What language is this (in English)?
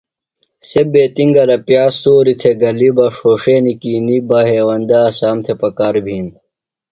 Phalura